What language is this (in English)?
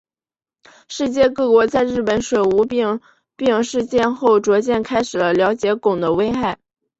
Chinese